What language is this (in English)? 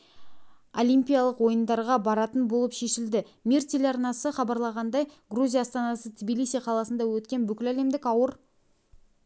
Kazakh